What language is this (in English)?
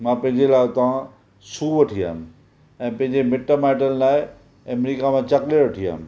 Sindhi